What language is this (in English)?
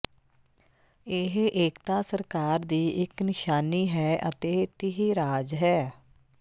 Punjabi